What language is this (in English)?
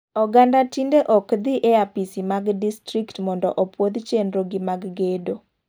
Luo (Kenya and Tanzania)